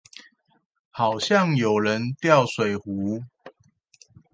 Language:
Chinese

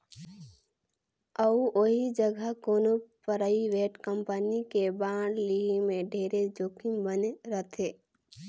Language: Chhattisgarhi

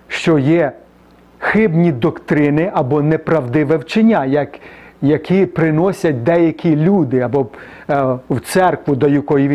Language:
Ukrainian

